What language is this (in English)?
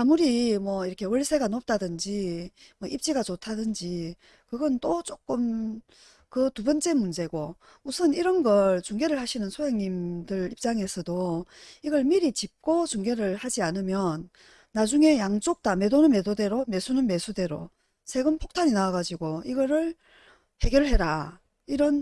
Korean